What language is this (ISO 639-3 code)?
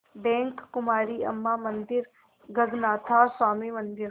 hin